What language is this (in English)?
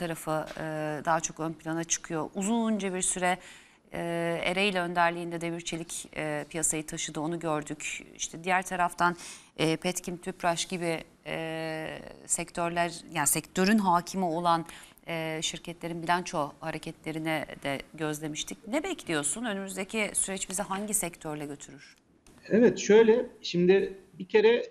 Turkish